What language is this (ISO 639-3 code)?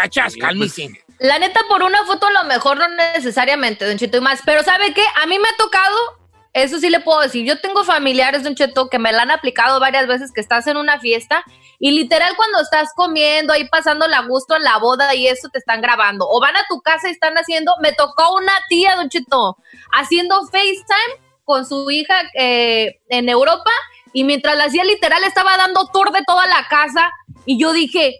spa